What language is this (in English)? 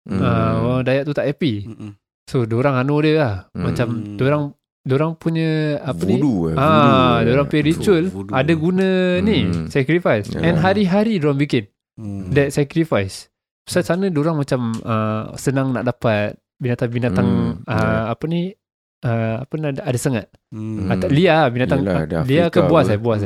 Malay